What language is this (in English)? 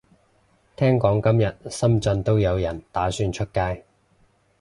Cantonese